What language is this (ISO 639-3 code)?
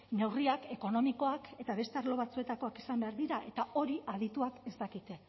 eus